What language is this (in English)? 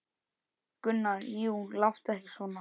Icelandic